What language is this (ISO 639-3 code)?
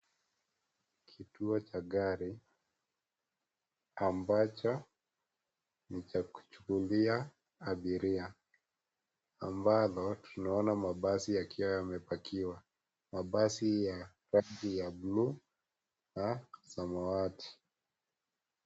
swa